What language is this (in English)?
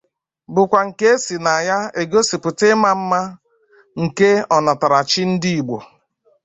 Igbo